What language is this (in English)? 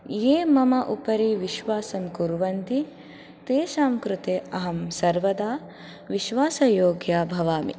Sanskrit